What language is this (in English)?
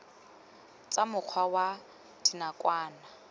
Tswana